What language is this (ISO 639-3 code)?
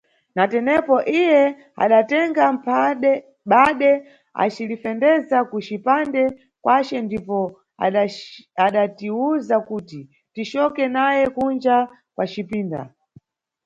nyu